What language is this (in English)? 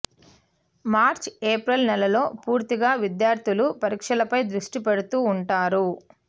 Telugu